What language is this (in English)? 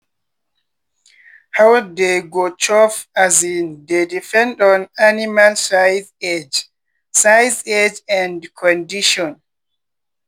Nigerian Pidgin